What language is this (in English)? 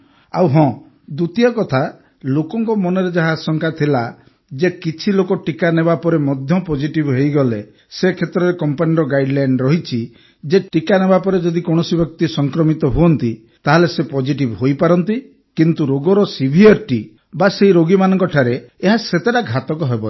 Odia